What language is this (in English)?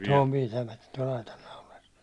Finnish